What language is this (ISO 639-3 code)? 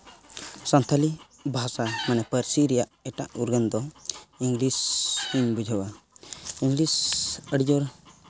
sat